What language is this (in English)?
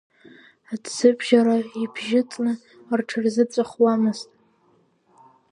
Abkhazian